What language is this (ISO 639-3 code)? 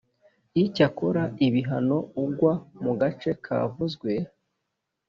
kin